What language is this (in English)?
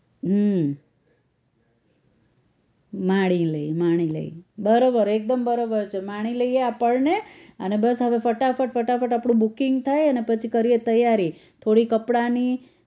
Gujarati